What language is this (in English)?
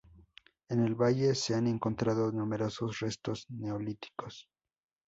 Spanish